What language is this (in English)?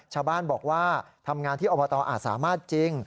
Thai